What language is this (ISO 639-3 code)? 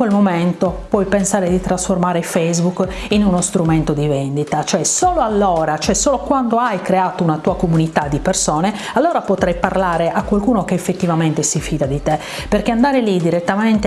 ita